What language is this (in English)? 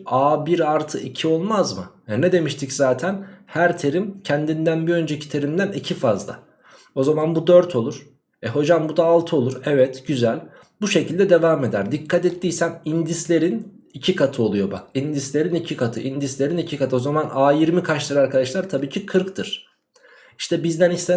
Turkish